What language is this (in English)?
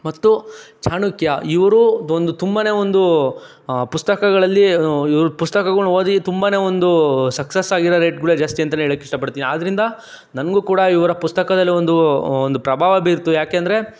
Kannada